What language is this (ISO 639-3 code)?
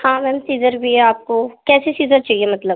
urd